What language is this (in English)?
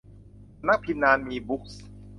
Thai